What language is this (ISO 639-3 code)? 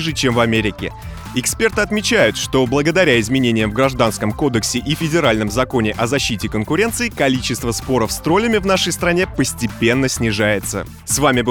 rus